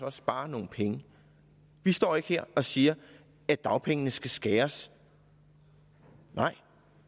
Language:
Danish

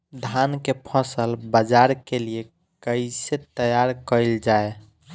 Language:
Bhojpuri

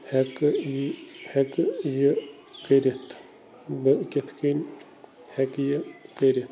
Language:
Kashmiri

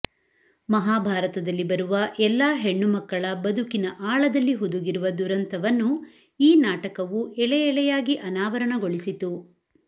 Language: Kannada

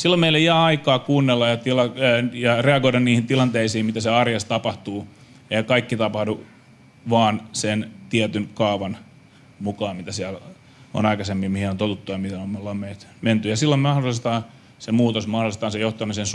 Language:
Finnish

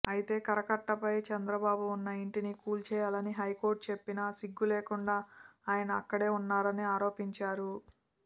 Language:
Telugu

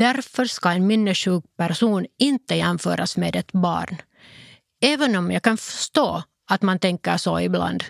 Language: Swedish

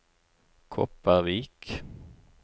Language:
Norwegian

